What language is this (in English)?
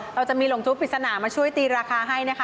Thai